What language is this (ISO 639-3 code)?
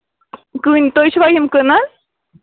kas